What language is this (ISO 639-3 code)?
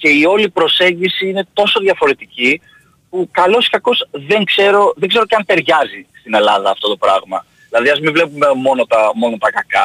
ell